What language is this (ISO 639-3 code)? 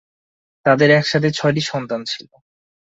ben